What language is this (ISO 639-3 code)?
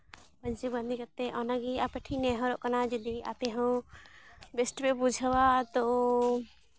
sat